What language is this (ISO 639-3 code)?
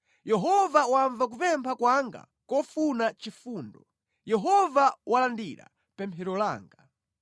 nya